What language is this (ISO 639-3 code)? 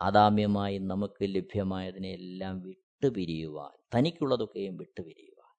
mal